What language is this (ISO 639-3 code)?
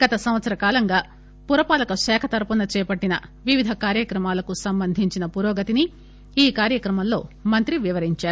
tel